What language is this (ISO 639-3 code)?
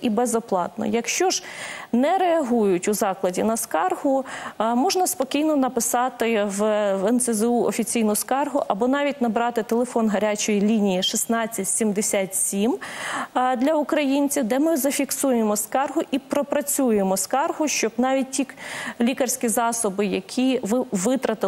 ukr